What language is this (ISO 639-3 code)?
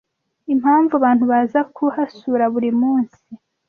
kin